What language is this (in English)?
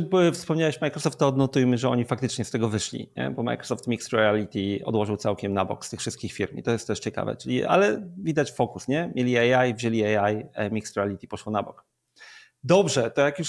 Polish